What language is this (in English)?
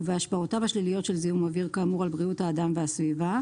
Hebrew